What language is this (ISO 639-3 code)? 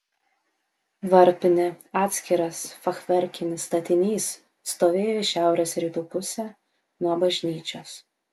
lit